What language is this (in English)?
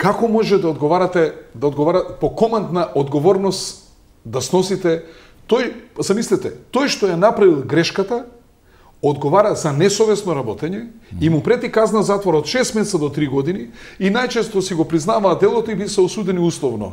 Macedonian